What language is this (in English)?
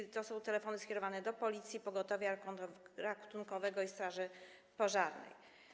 Polish